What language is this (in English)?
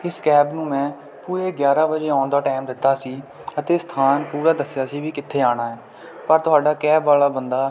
Punjabi